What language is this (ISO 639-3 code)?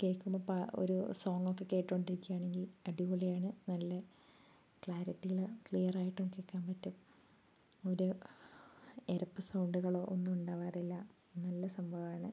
mal